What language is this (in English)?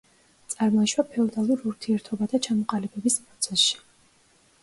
Georgian